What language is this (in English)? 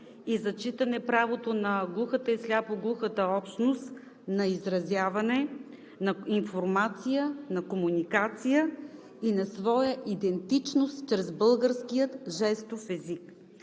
Bulgarian